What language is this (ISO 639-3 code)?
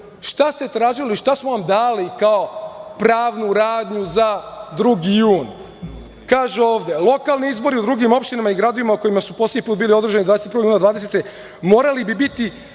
srp